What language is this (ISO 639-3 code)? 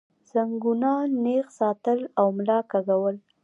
pus